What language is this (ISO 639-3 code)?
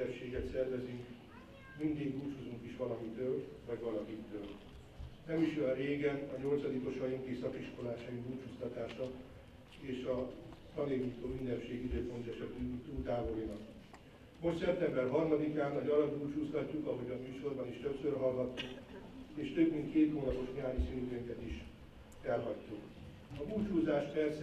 hun